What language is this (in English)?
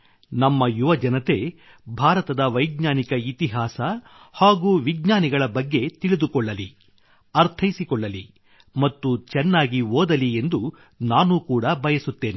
Kannada